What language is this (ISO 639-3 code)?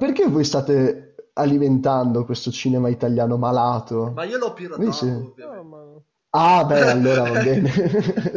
ita